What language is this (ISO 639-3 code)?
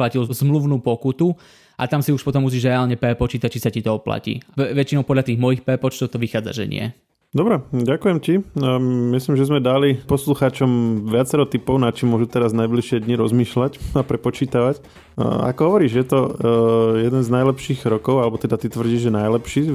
slk